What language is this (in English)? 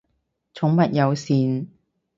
Cantonese